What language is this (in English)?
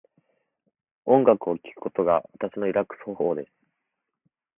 Japanese